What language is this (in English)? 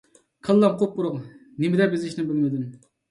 Uyghur